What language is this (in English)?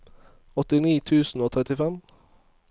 Norwegian